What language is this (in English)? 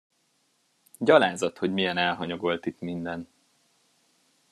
Hungarian